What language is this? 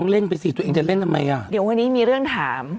Thai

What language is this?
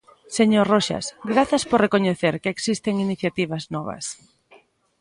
Galician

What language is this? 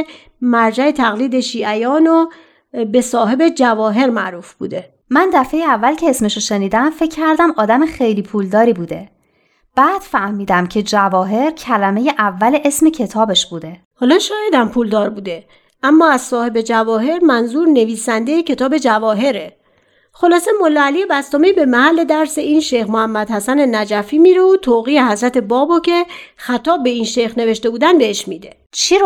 Persian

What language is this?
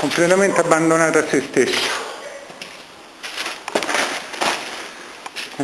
Italian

